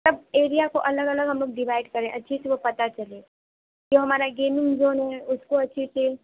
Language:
Urdu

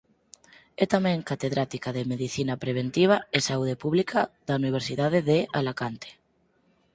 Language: Galician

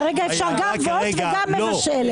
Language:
Hebrew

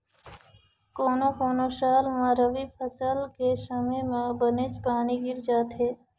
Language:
Chhattisgarhi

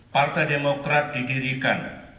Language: Indonesian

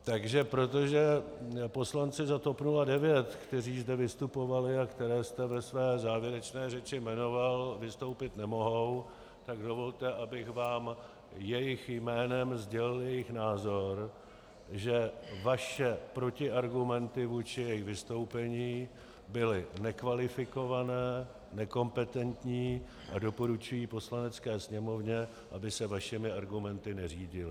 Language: Czech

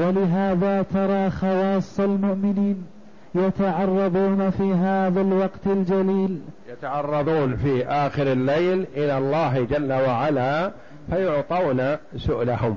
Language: Arabic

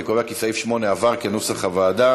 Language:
Hebrew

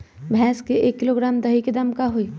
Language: Magahi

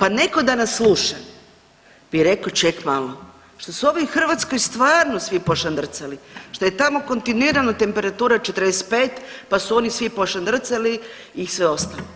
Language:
Croatian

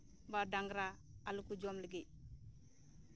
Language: Santali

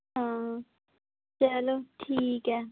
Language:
Dogri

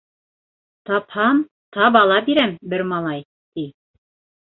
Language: Bashkir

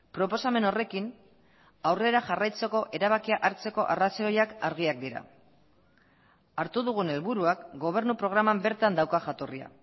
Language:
Basque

